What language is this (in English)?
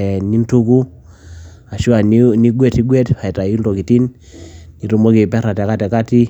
Masai